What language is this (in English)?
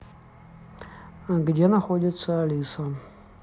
Russian